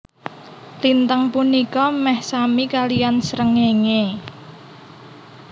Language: Javanese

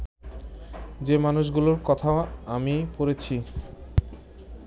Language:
Bangla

